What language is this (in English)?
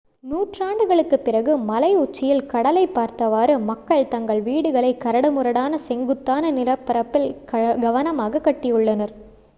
Tamil